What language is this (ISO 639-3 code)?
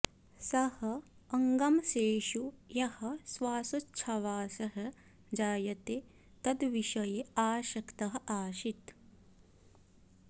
san